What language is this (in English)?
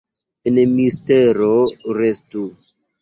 Esperanto